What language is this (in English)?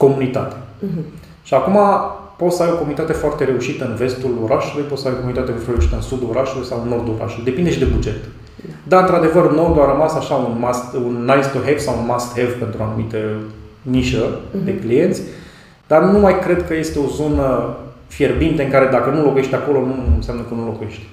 Romanian